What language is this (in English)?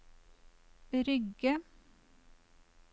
Norwegian